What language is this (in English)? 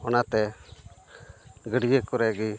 Santali